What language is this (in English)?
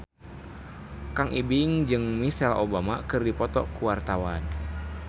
Sundanese